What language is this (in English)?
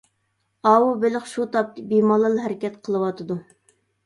Uyghur